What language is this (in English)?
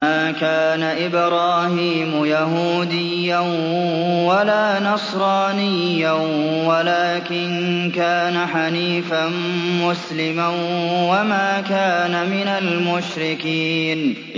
Arabic